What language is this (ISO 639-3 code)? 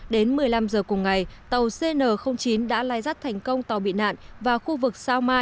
vie